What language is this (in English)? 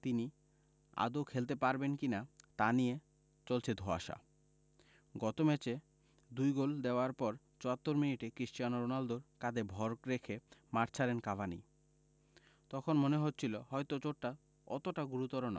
Bangla